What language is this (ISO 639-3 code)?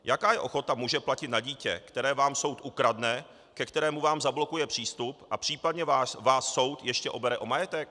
ces